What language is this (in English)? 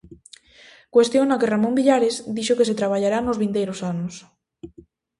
Galician